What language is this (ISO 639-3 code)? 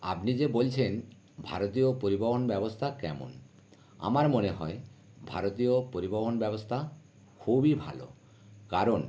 ben